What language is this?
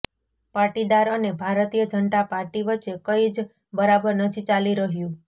Gujarati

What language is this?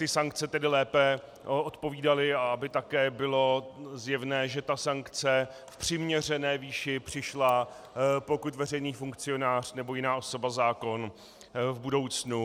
Czech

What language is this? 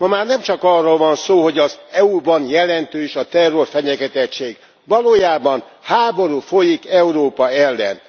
Hungarian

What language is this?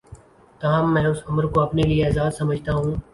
Urdu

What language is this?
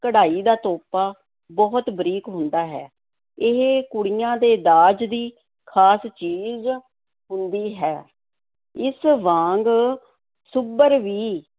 Punjabi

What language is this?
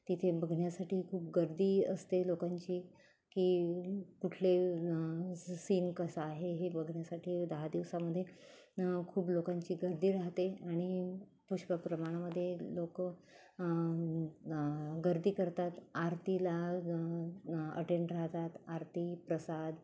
Marathi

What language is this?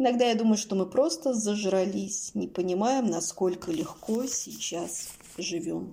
Russian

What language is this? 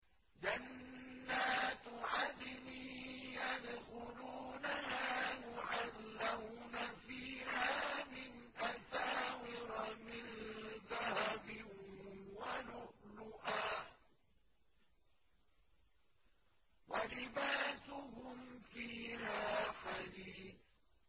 Arabic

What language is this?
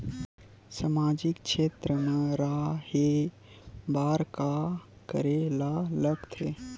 Chhattisgarhi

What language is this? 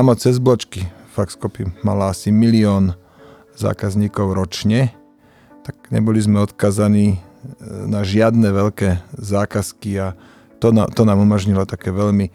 Slovak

